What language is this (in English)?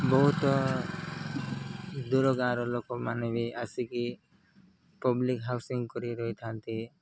Odia